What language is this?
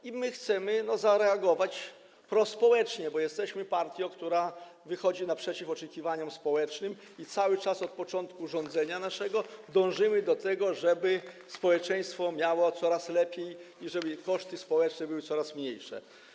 Polish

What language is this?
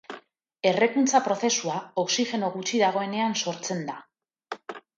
Basque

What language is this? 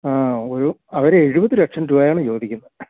Malayalam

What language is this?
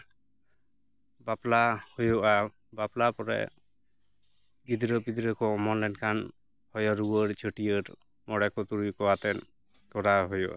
Santali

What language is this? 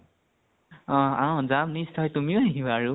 Assamese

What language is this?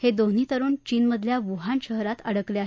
Marathi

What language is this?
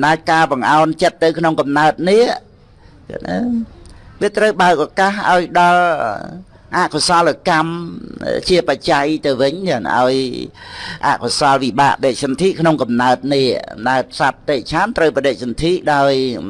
Vietnamese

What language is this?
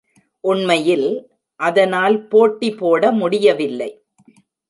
Tamil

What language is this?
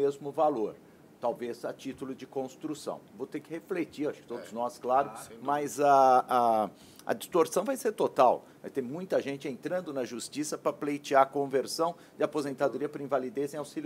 Portuguese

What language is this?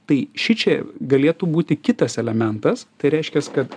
Lithuanian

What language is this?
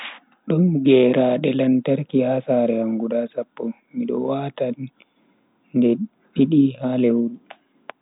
Bagirmi Fulfulde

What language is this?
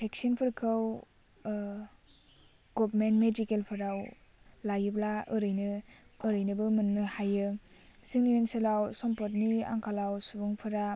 Bodo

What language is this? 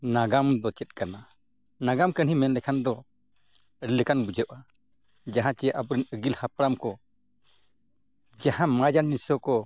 Santali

